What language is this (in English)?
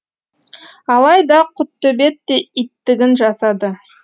Kazakh